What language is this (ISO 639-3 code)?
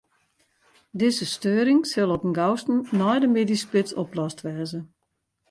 fry